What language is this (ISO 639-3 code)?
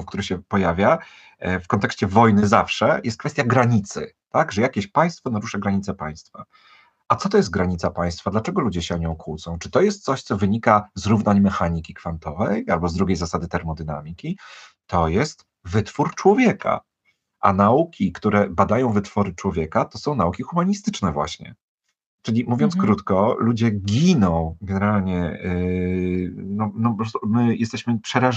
pol